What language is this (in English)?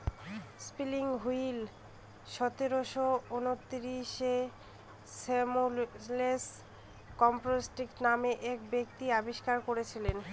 Bangla